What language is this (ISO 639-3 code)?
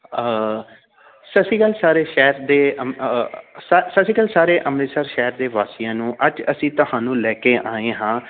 pan